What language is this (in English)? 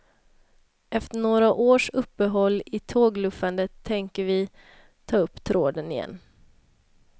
Swedish